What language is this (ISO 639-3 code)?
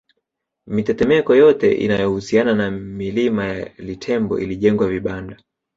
swa